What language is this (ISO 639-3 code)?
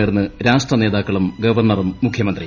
mal